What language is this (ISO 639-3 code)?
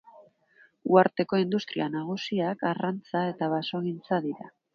eus